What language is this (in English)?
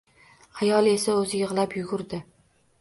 Uzbek